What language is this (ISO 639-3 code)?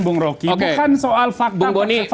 ind